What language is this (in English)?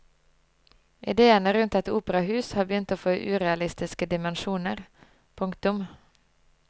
Norwegian